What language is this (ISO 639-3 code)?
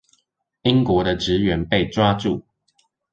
zho